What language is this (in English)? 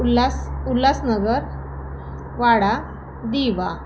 Marathi